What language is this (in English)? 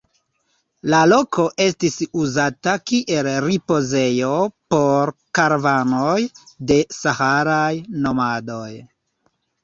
Esperanto